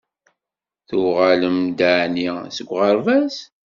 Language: Kabyle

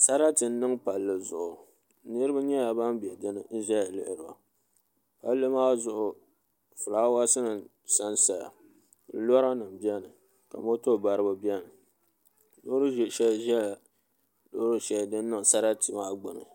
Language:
Dagbani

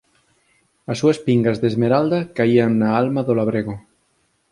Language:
Galician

